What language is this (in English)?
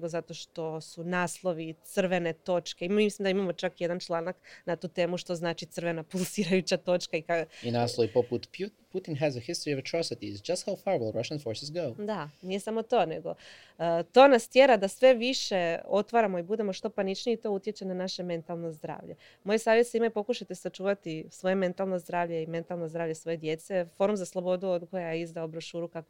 Croatian